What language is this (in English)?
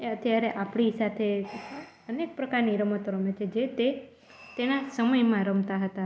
Gujarati